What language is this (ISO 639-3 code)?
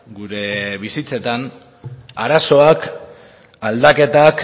eus